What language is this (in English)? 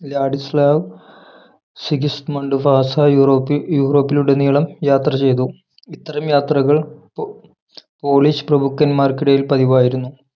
Malayalam